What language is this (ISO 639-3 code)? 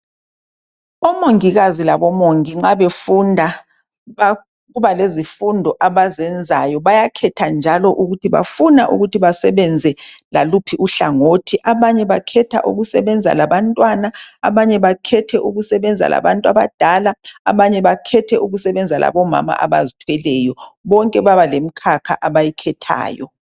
nde